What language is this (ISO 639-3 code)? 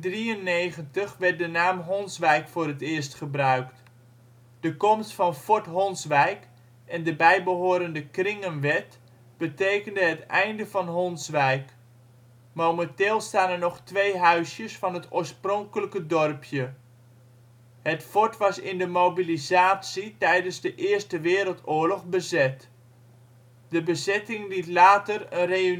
nld